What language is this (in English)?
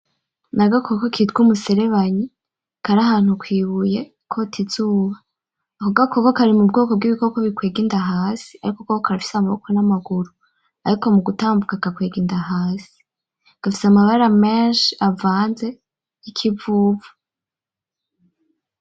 Rundi